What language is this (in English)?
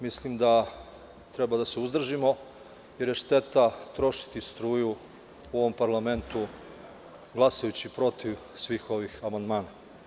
Serbian